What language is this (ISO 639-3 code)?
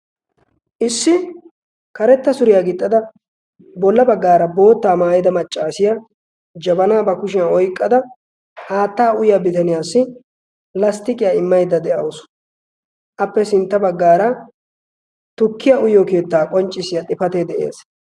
wal